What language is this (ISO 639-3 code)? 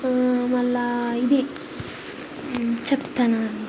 tel